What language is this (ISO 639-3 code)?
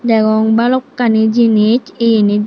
ccp